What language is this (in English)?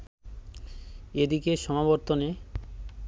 Bangla